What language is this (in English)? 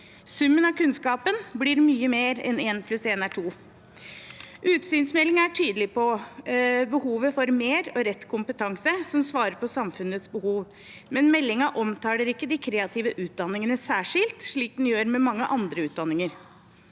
Norwegian